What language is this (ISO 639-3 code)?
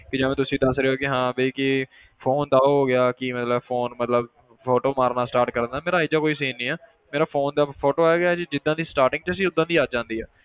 pan